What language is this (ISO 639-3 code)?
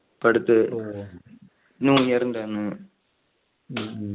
mal